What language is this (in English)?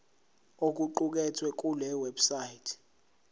Zulu